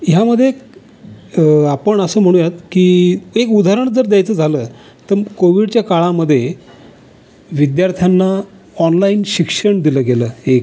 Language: Marathi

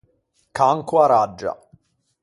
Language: Ligurian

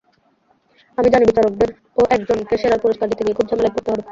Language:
Bangla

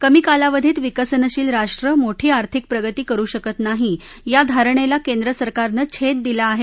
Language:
Marathi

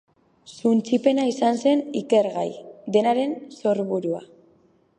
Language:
Basque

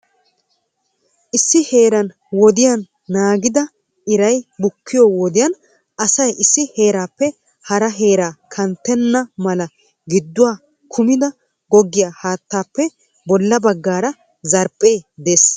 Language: Wolaytta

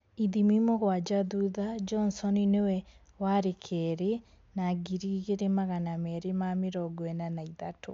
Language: Kikuyu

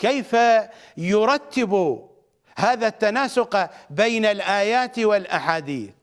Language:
Arabic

